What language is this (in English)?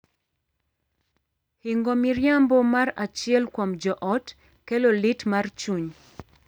Luo (Kenya and Tanzania)